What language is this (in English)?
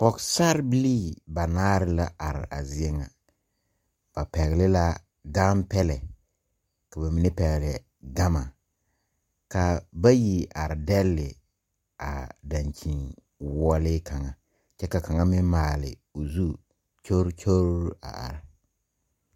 Southern Dagaare